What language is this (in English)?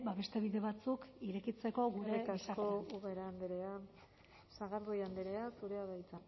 Basque